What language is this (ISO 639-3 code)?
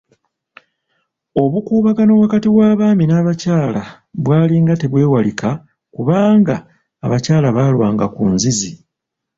lug